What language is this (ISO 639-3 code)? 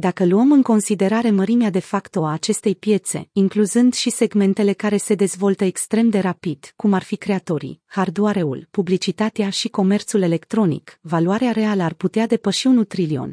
ron